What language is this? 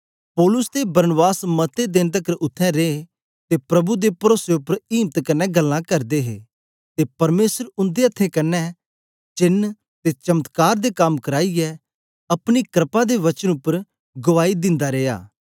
Dogri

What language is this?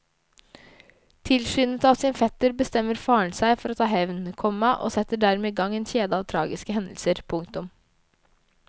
Norwegian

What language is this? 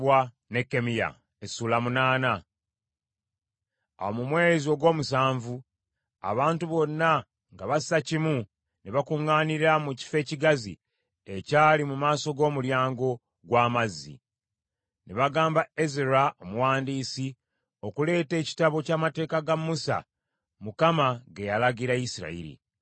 Ganda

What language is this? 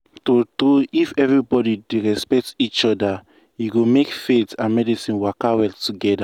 Nigerian Pidgin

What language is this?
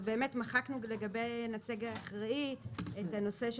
Hebrew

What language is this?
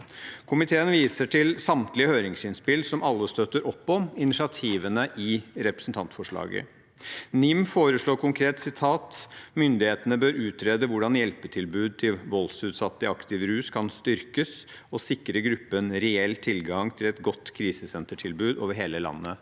Norwegian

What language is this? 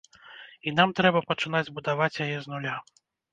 Belarusian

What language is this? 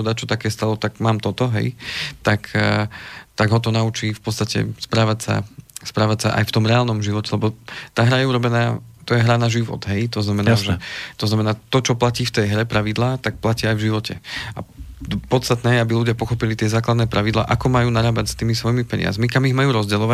Slovak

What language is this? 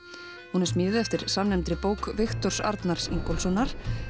Icelandic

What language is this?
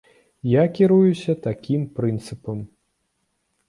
Belarusian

